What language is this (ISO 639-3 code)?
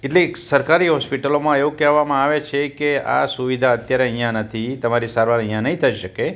guj